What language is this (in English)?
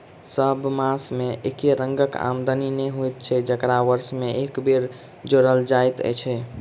Maithili